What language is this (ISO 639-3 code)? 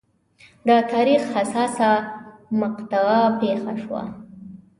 pus